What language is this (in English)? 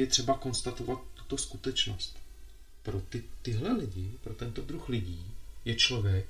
Czech